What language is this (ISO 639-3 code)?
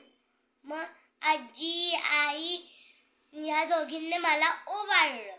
mar